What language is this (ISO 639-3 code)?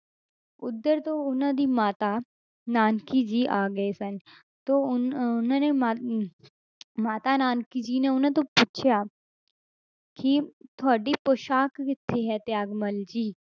pan